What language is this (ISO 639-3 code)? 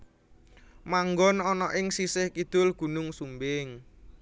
jav